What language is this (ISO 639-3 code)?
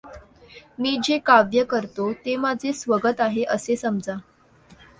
mar